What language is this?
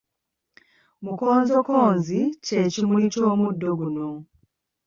Ganda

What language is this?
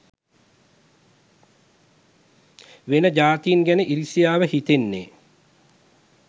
Sinhala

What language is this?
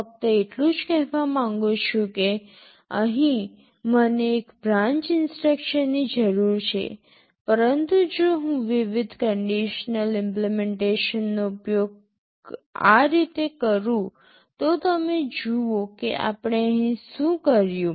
Gujarati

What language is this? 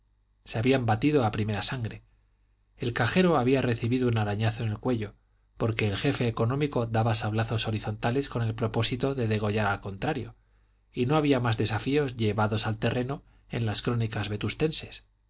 Spanish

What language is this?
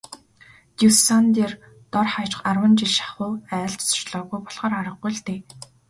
Mongolian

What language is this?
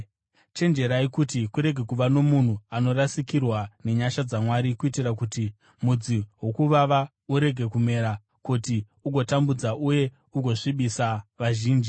Shona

